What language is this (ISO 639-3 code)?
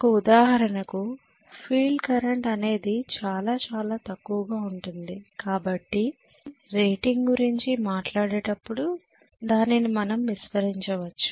tel